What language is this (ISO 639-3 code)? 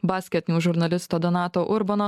lit